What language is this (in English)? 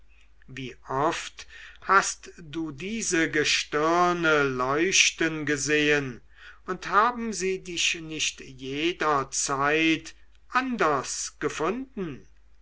German